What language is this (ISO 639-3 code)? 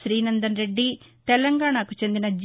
tel